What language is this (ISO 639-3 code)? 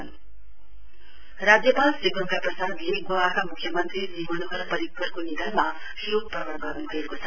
nep